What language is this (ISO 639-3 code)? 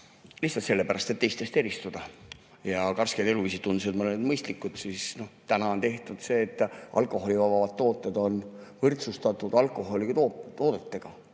est